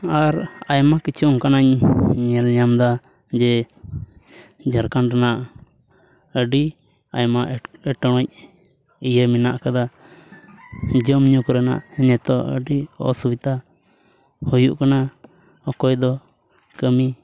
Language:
Santali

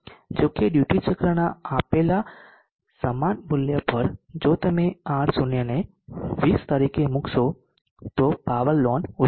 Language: Gujarati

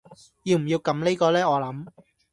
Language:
Cantonese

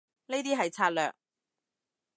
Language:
Cantonese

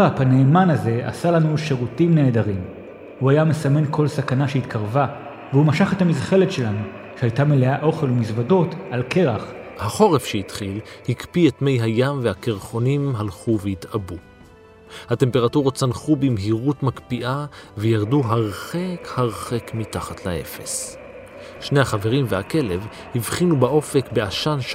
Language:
Hebrew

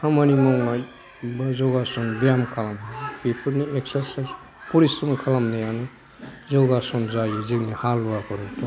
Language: Bodo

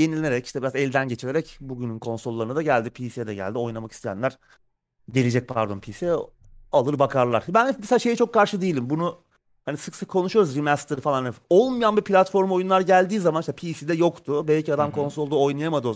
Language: Turkish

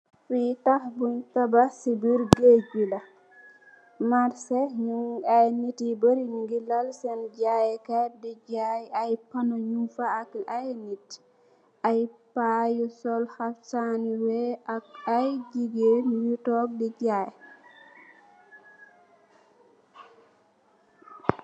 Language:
Wolof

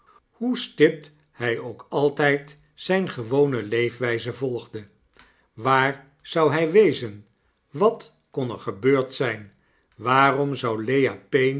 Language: Dutch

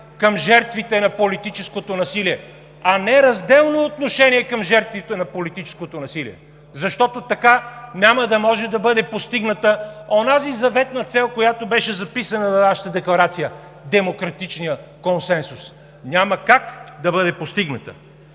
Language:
Bulgarian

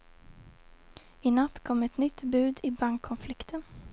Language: Swedish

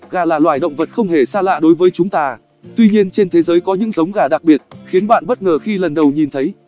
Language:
Vietnamese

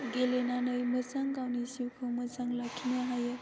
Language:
Bodo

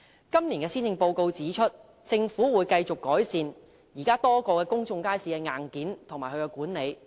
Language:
Cantonese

